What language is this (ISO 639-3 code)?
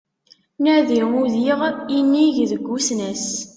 kab